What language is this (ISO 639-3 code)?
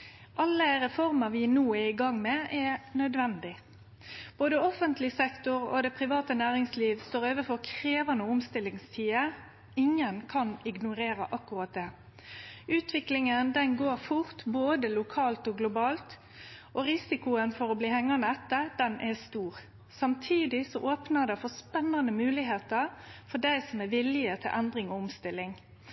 nno